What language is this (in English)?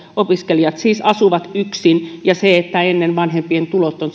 Finnish